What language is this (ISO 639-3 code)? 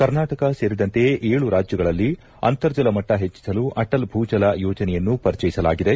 kan